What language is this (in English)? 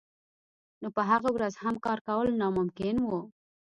Pashto